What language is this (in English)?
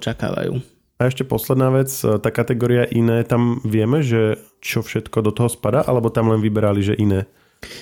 Slovak